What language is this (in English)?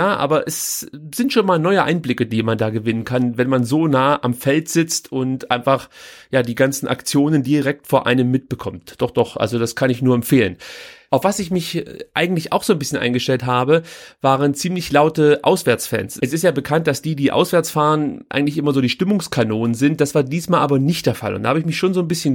German